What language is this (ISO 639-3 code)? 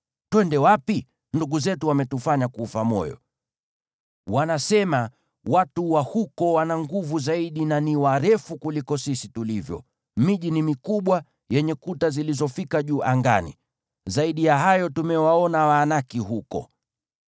swa